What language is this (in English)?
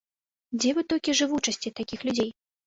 Belarusian